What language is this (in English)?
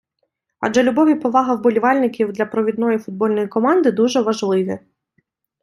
Ukrainian